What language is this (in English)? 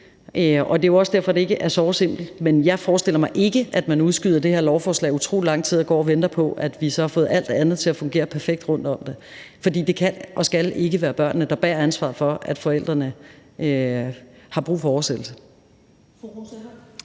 Danish